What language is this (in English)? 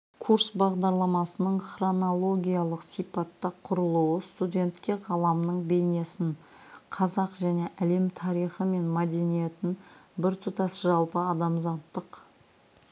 Kazakh